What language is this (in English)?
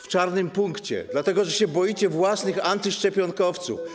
Polish